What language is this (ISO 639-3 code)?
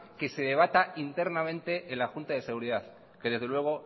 spa